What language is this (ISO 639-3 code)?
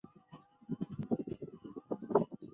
zho